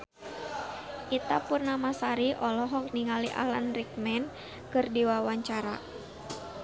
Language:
Sundanese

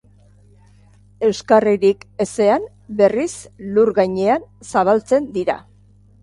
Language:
Basque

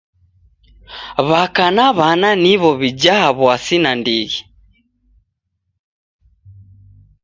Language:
Taita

